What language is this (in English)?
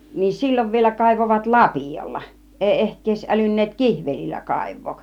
Finnish